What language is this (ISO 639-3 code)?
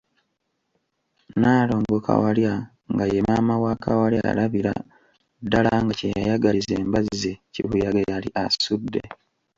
lug